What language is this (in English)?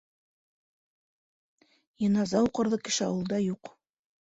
Bashkir